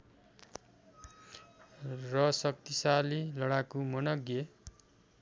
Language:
Nepali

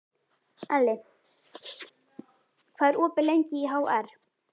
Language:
Icelandic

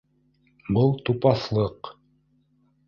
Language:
Bashkir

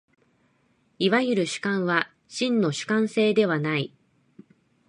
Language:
Japanese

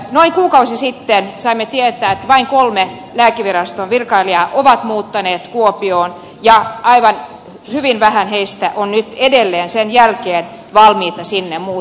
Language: Finnish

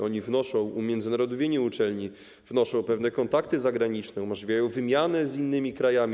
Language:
Polish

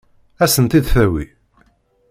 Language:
Kabyle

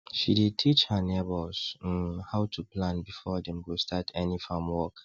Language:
Nigerian Pidgin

